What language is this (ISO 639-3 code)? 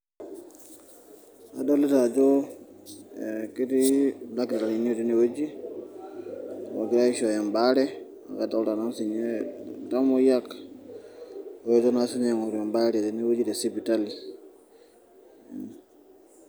mas